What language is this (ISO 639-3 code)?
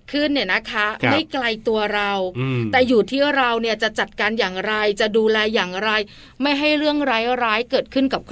tha